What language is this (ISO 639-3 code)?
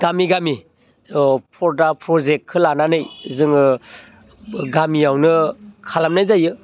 brx